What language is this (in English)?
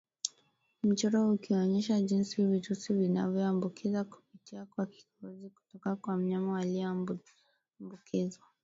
Swahili